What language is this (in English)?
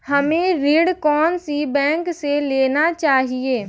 Hindi